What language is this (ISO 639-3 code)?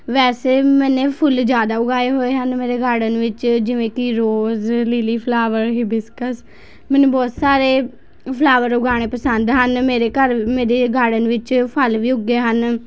pan